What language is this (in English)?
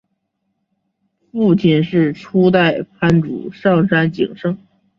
Chinese